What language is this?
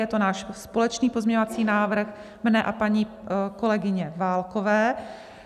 Czech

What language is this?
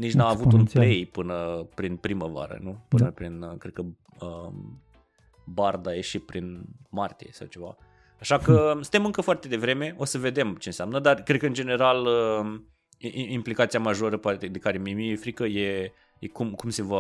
Romanian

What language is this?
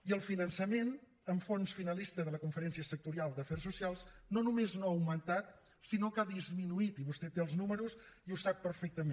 Catalan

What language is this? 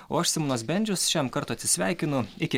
Lithuanian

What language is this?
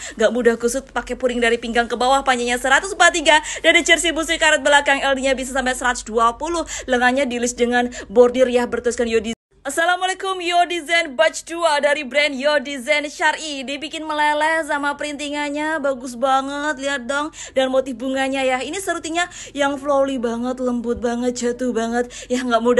Indonesian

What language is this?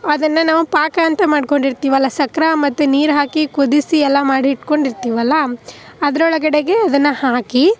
Kannada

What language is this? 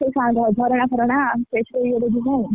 Odia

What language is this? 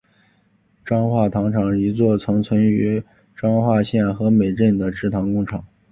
Chinese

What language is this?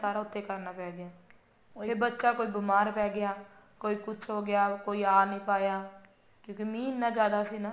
Punjabi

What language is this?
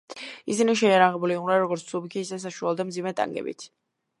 Georgian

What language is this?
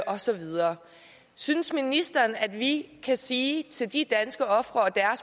Danish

